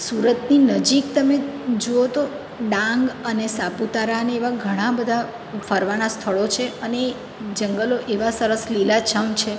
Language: Gujarati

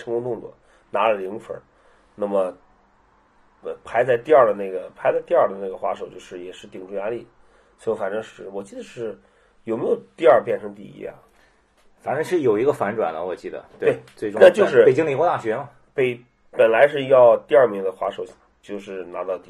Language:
Chinese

